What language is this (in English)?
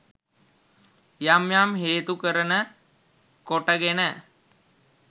Sinhala